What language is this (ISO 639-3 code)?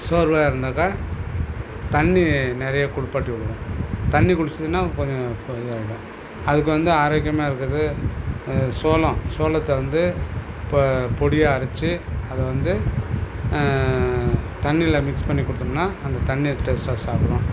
tam